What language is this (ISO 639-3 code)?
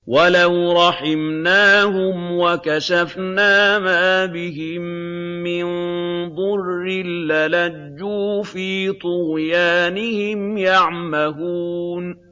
ara